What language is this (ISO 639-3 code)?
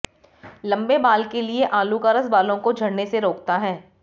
hin